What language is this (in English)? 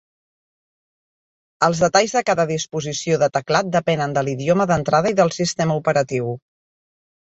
Catalan